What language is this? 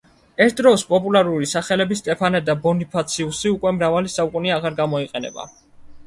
Georgian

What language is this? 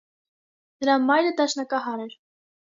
Armenian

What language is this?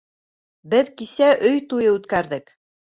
Bashkir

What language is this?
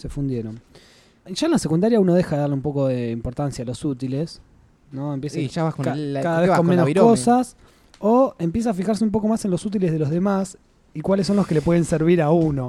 Spanish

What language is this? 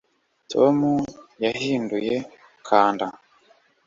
Kinyarwanda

